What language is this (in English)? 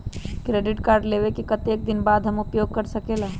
Magahi